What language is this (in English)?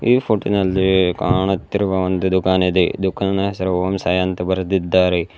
Kannada